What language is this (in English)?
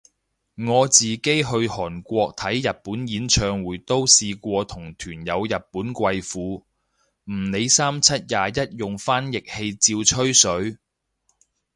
Cantonese